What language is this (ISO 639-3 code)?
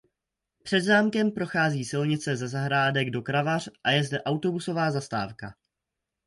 ces